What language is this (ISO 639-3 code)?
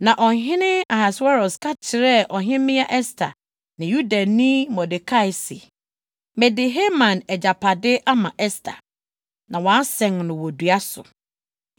aka